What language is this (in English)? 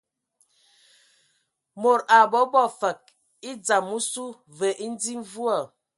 Ewondo